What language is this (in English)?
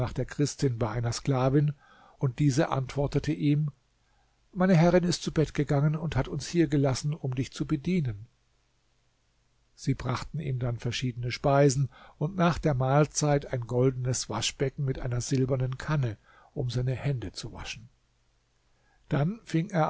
German